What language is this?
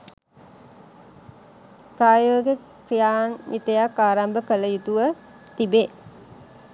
Sinhala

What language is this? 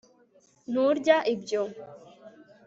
Kinyarwanda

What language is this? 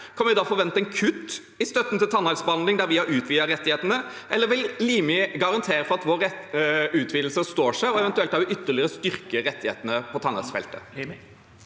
Norwegian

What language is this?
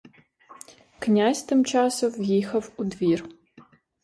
Ukrainian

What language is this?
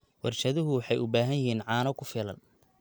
Somali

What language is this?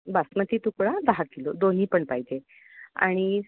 Marathi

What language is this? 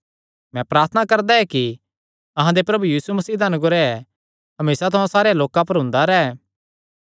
Kangri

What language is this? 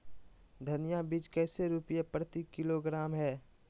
Magahi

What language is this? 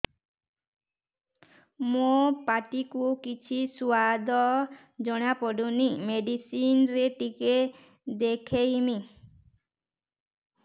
Odia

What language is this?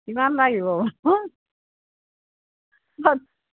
Assamese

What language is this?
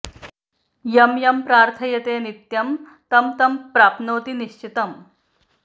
Sanskrit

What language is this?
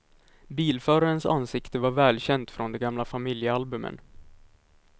Swedish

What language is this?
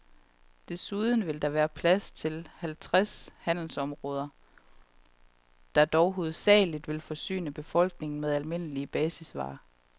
Danish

